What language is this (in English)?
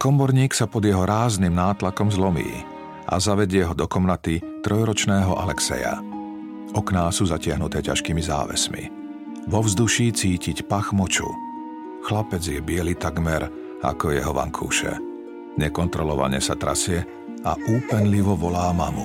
Slovak